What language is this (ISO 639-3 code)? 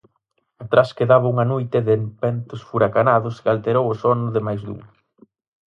glg